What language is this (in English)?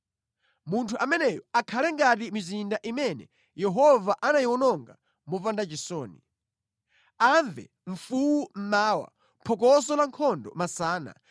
Nyanja